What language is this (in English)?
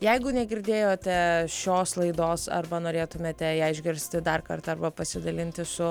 Lithuanian